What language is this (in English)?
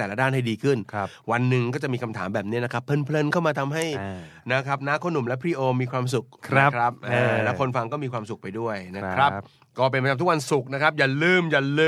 Thai